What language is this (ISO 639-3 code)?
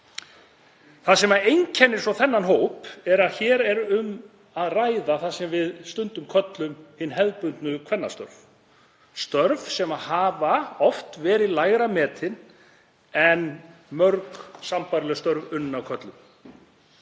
isl